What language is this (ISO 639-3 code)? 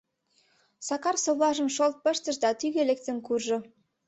chm